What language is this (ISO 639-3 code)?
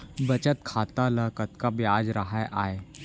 hne